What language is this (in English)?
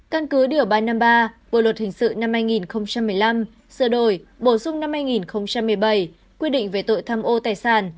Vietnamese